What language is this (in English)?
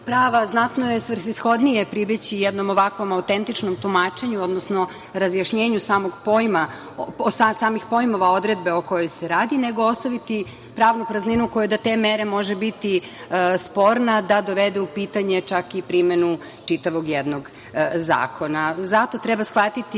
Serbian